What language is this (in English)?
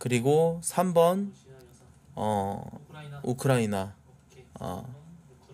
Korean